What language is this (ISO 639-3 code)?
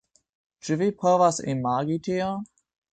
epo